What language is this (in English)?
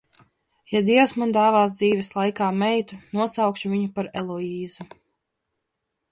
Latvian